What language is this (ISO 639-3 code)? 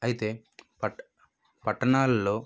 tel